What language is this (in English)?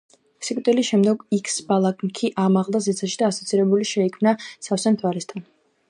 Georgian